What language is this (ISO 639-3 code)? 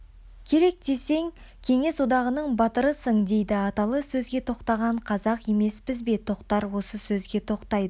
kaz